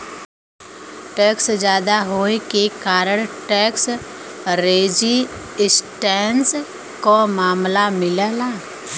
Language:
Bhojpuri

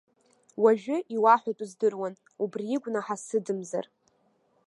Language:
Abkhazian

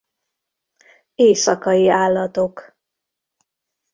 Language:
Hungarian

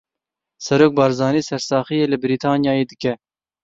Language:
Kurdish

